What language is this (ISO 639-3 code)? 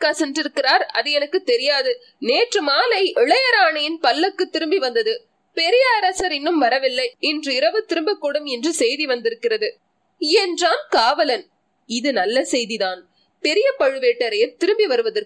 tam